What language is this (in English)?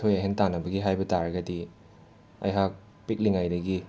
Manipuri